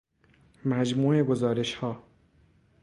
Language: Persian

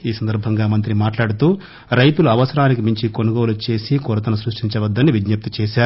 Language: Telugu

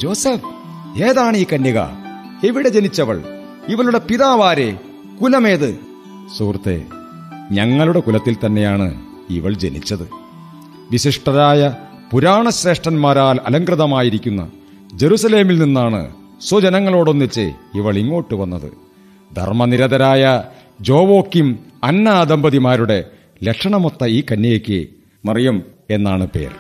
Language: Malayalam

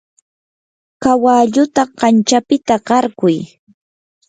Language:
Yanahuanca Pasco Quechua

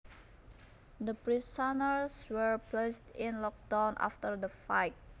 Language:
Javanese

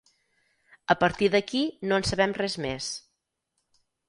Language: Catalan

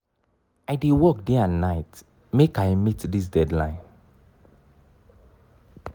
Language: Nigerian Pidgin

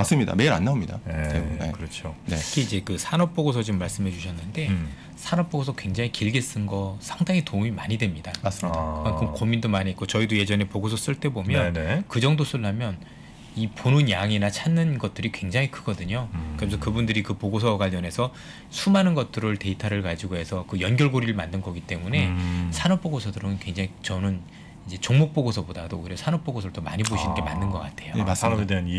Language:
Korean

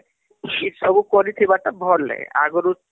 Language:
Odia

